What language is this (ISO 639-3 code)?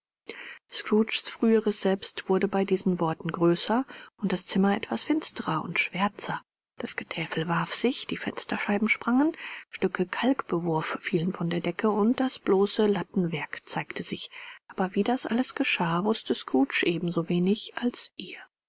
deu